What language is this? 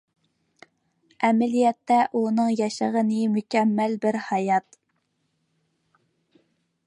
Uyghur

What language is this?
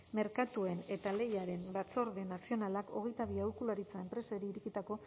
Basque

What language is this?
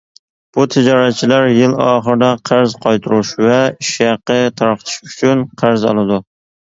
Uyghur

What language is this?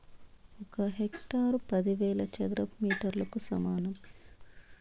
Telugu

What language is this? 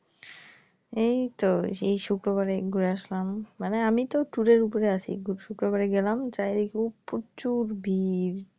Bangla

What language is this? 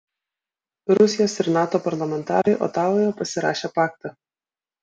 Lithuanian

